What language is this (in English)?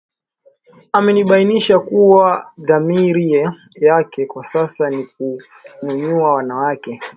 Swahili